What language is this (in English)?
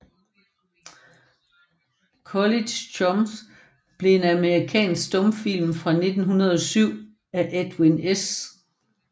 Danish